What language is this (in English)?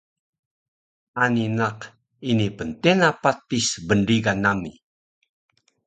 Taroko